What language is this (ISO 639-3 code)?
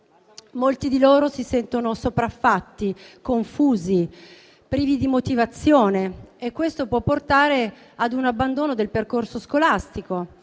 ita